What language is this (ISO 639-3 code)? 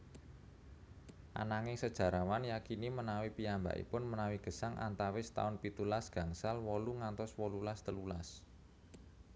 jav